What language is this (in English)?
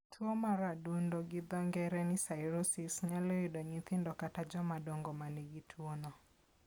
Luo (Kenya and Tanzania)